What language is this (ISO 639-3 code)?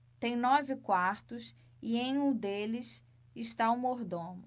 por